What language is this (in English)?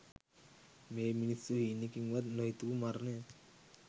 Sinhala